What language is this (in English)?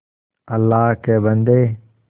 Hindi